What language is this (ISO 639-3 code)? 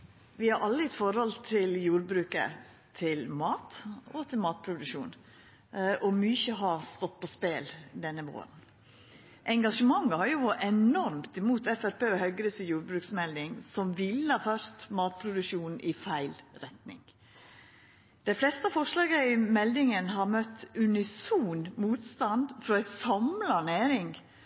nor